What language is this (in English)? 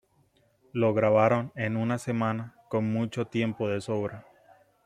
Spanish